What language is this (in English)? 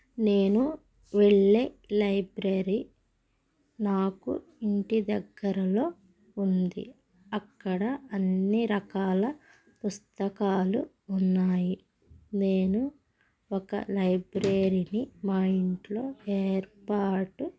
Telugu